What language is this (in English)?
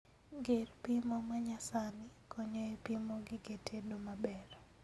Luo (Kenya and Tanzania)